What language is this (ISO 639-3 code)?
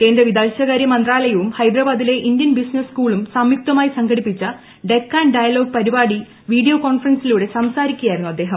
mal